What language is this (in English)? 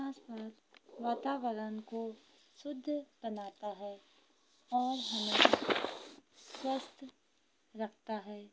Hindi